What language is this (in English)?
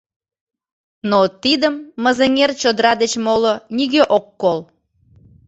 Mari